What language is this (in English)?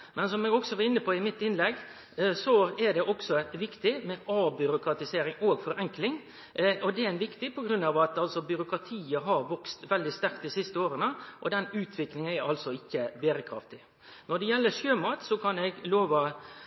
Norwegian Nynorsk